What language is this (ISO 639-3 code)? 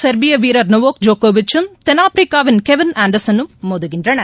tam